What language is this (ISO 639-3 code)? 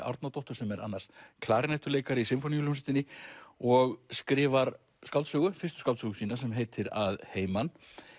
isl